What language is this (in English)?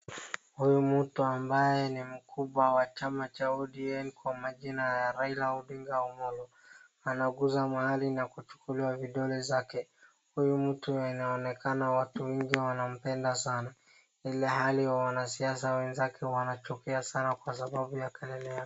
Swahili